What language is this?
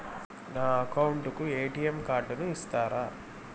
Telugu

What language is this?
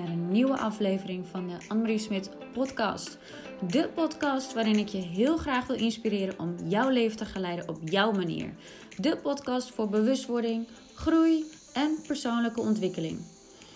Dutch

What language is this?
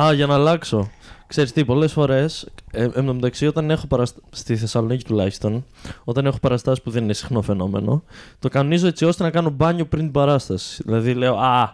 Greek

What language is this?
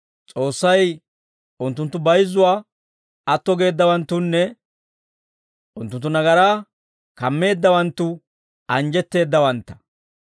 Dawro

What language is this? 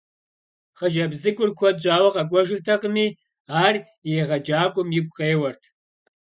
Kabardian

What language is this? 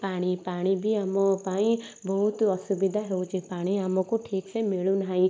Odia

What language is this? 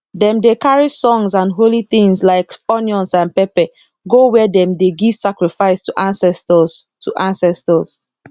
Nigerian Pidgin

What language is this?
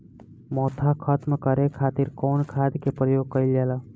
Bhojpuri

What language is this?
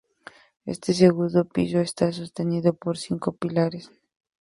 Spanish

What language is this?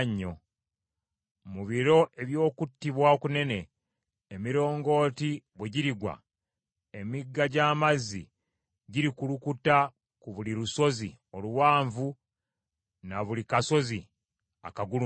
Ganda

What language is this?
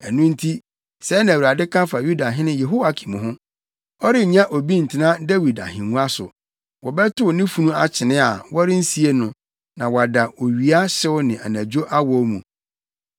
Akan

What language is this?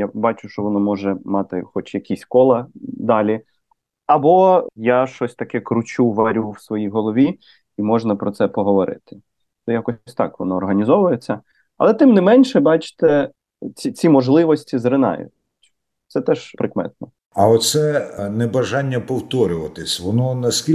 Ukrainian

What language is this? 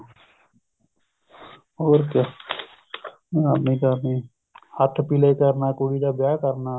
Punjabi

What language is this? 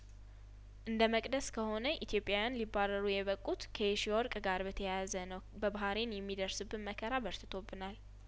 Amharic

